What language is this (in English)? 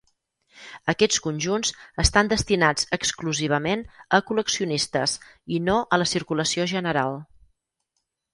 Catalan